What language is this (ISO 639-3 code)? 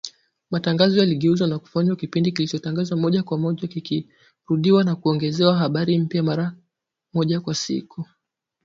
swa